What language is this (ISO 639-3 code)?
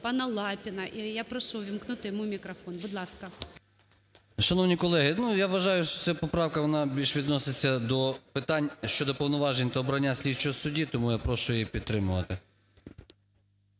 ukr